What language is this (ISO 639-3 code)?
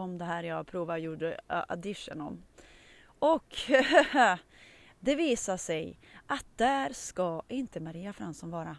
swe